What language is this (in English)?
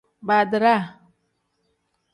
Tem